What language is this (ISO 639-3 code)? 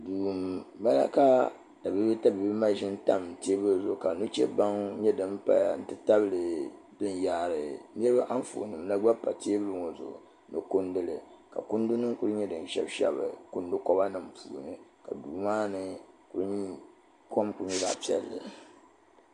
dag